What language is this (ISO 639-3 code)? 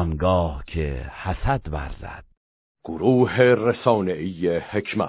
fas